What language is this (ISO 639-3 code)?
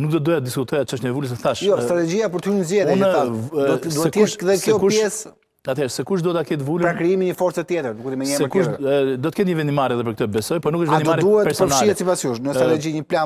ron